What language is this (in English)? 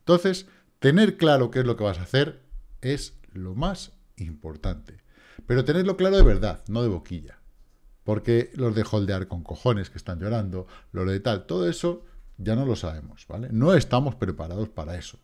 Spanish